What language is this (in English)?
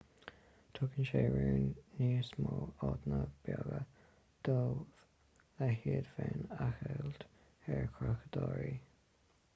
Irish